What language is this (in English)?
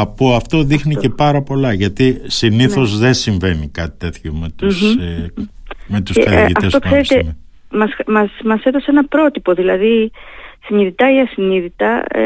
Greek